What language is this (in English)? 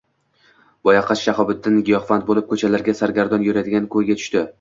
Uzbek